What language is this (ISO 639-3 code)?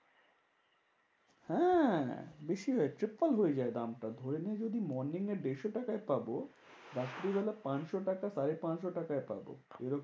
ben